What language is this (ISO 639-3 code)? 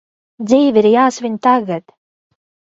lav